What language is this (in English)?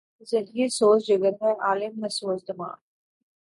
Urdu